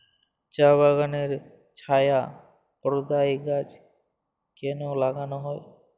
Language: Bangla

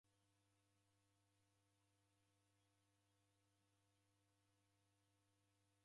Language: Taita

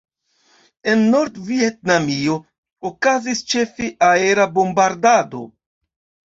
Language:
Esperanto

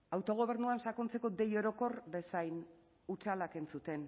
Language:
Basque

